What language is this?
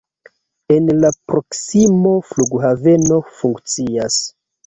Esperanto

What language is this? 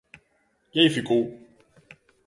Galician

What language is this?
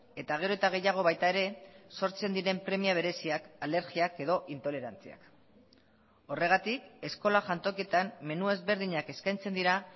Basque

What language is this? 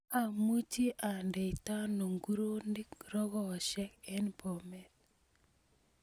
Kalenjin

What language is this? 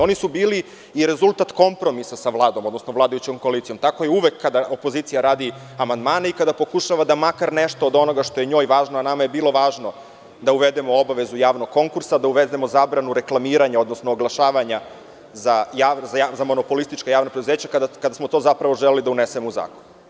Serbian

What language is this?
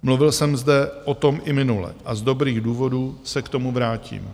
Czech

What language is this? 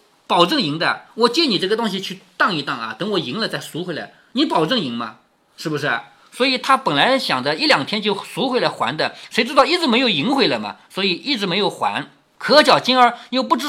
Chinese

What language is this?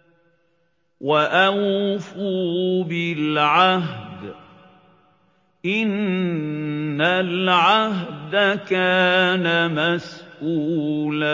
Arabic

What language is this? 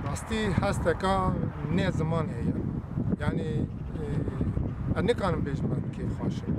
Arabic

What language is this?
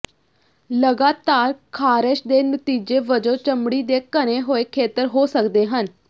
Punjabi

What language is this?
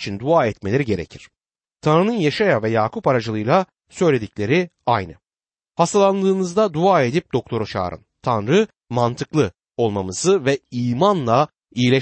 Turkish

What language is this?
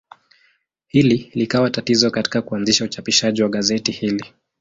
Swahili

